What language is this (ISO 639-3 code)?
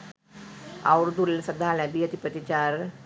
sin